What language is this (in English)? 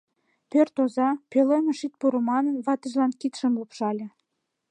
Mari